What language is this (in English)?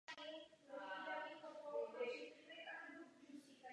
Czech